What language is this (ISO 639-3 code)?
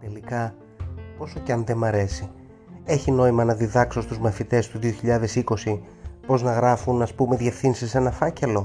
ell